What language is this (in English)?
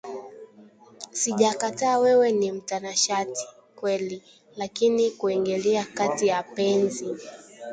Swahili